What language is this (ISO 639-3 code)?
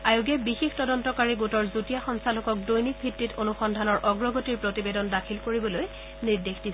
asm